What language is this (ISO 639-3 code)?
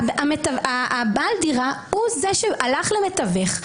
heb